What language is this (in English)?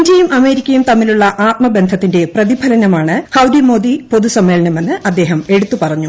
Malayalam